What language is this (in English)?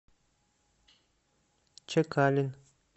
Russian